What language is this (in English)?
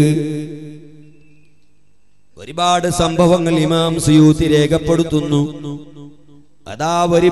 Arabic